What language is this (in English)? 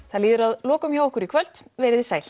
Icelandic